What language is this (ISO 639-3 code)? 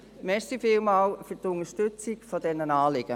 gsw